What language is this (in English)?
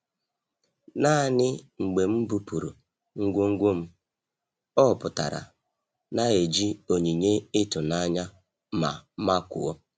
Igbo